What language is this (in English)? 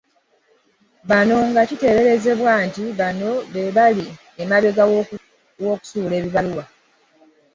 Ganda